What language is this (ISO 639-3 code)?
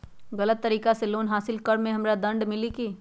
mag